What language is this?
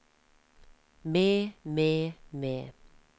Norwegian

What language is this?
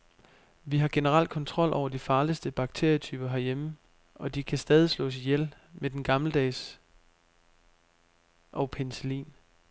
Danish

